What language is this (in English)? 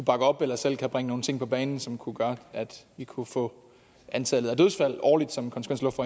Danish